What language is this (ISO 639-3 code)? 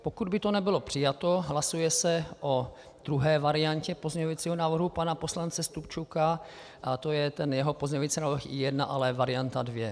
ces